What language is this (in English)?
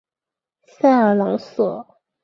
Chinese